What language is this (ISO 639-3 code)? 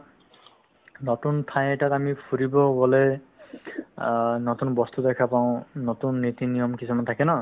asm